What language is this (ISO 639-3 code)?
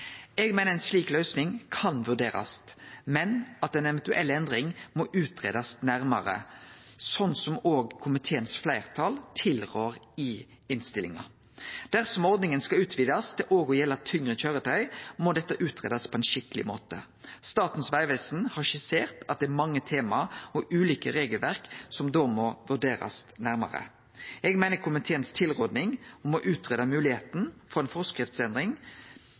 nno